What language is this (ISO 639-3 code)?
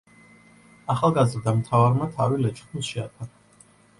kat